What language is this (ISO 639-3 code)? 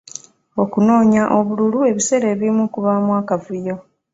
lug